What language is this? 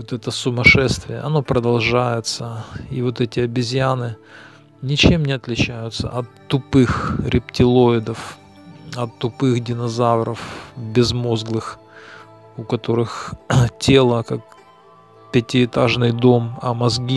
Russian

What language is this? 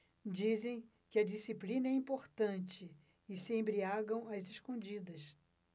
Portuguese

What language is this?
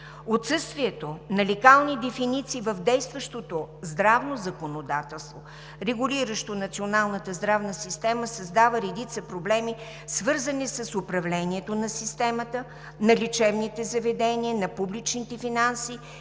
Bulgarian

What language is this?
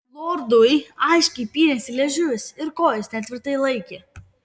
Lithuanian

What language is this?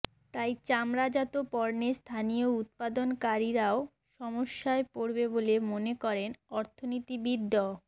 Bangla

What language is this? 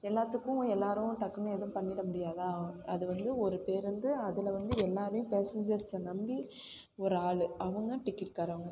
Tamil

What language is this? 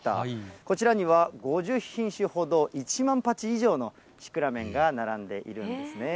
Japanese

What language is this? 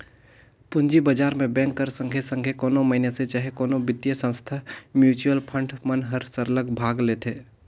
Chhattisgarhi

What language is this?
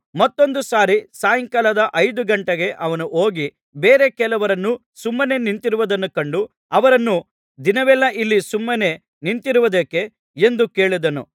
Kannada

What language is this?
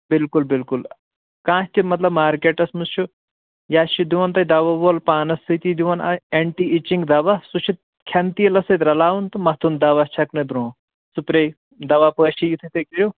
Kashmiri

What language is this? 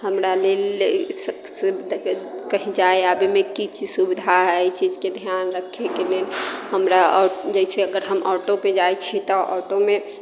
Maithili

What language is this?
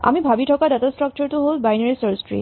Assamese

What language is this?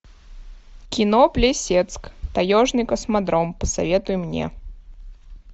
Russian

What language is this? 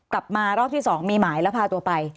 Thai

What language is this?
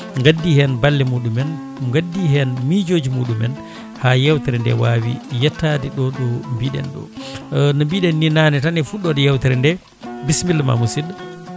Fula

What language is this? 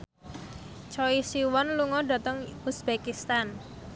Javanese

